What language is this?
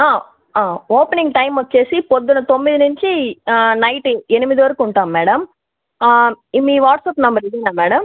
Telugu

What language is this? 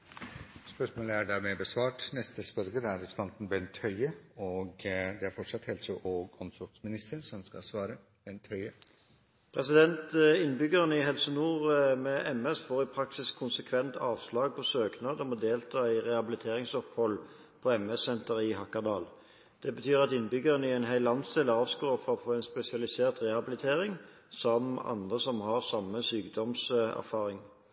Norwegian Bokmål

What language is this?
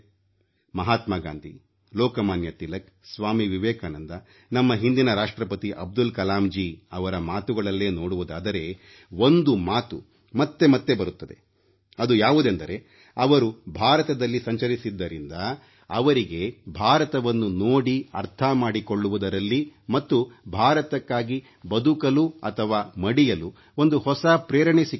Kannada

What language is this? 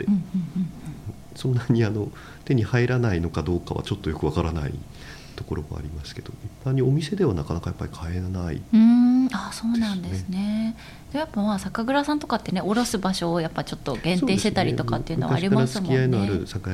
Japanese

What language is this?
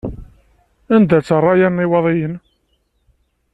Kabyle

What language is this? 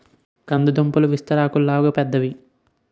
Telugu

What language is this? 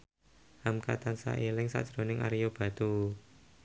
Javanese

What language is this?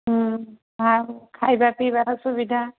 Odia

